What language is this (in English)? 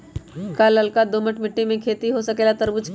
Magahi